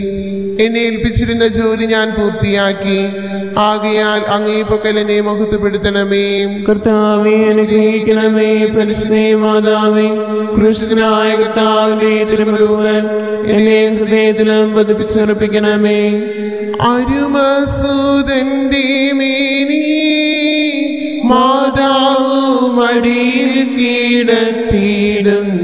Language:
Malayalam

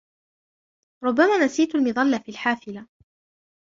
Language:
Arabic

